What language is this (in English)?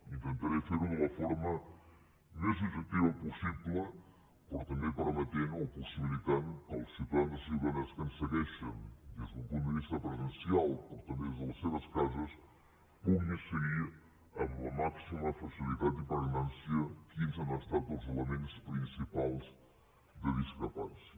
Catalan